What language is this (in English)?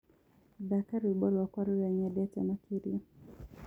Kikuyu